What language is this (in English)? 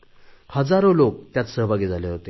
Marathi